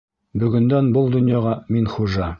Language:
Bashkir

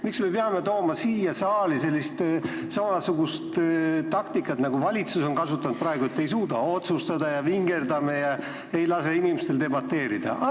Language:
Estonian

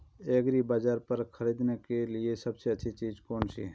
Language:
Hindi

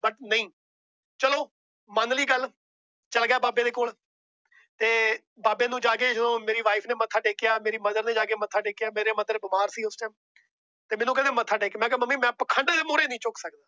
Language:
Punjabi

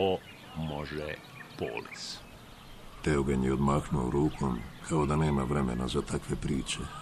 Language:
Croatian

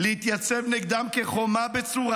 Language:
Hebrew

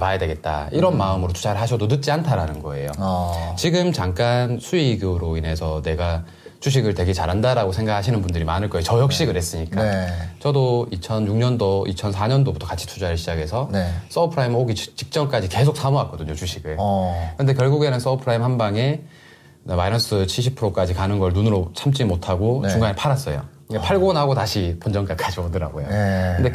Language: Korean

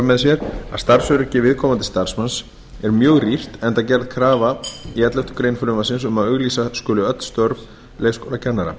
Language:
Icelandic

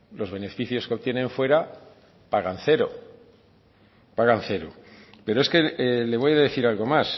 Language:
Spanish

